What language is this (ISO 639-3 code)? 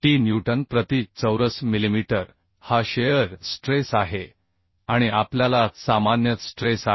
mar